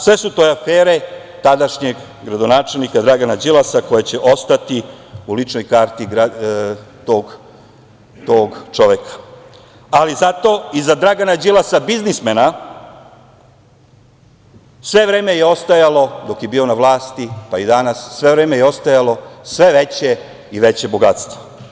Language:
Serbian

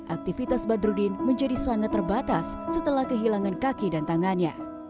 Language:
Indonesian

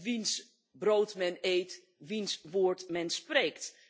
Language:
Dutch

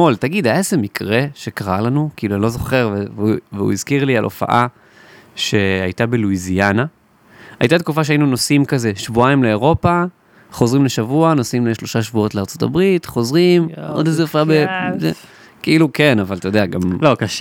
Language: Hebrew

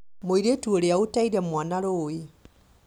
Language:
Kikuyu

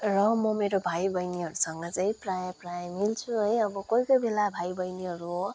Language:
Nepali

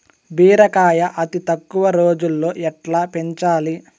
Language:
Telugu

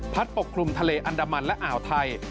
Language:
Thai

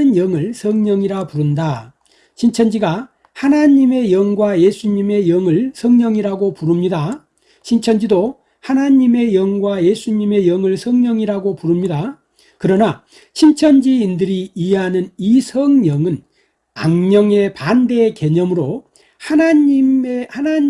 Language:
Korean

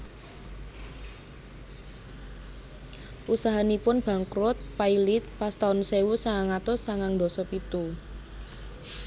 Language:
Javanese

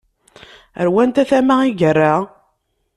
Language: Kabyle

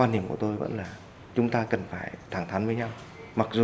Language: Vietnamese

